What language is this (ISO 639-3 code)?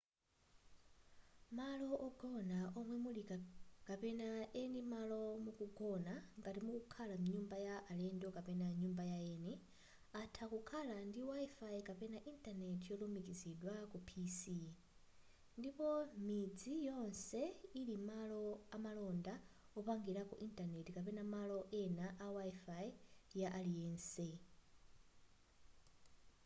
nya